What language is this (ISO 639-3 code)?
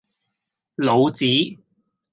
yue